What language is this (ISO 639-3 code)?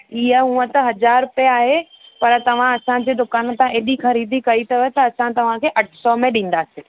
snd